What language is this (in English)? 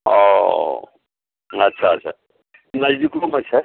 Maithili